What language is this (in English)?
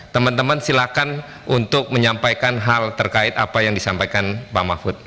Indonesian